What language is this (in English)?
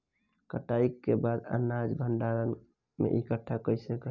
Bhojpuri